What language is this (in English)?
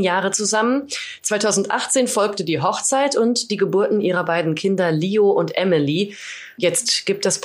German